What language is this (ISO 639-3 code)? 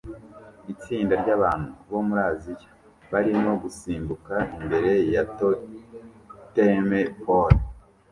kin